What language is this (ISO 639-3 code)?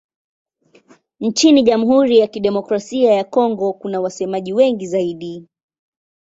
swa